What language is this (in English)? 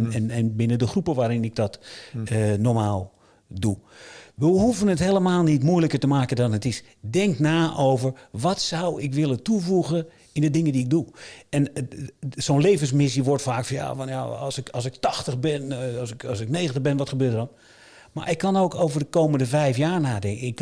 Dutch